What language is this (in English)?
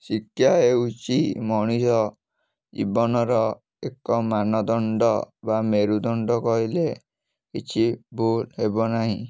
Odia